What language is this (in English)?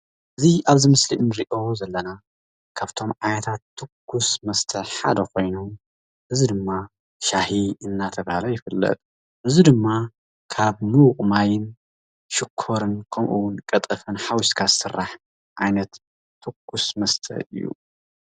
Tigrinya